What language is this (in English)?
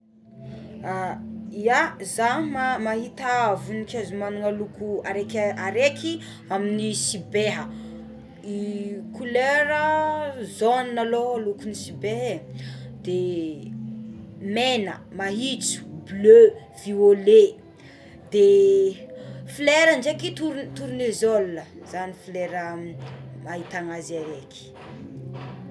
Tsimihety Malagasy